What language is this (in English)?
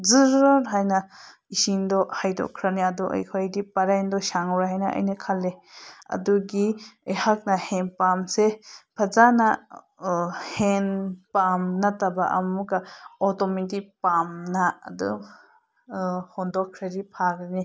Manipuri